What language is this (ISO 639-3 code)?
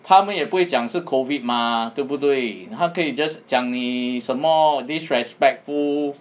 eng